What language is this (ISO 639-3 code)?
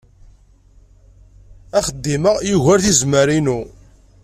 kab